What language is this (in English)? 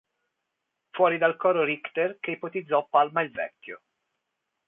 Italian